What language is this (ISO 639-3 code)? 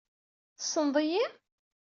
kab